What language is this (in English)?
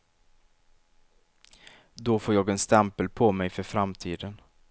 Swedish